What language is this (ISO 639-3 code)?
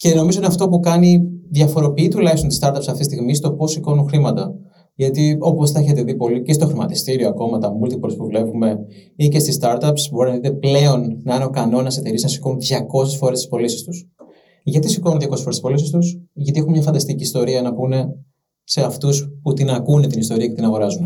ell